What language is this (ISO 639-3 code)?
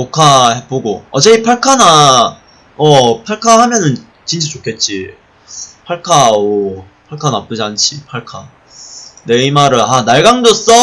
kor